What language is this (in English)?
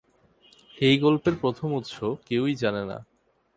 Bangla